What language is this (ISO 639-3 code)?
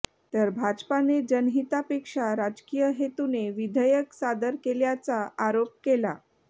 mar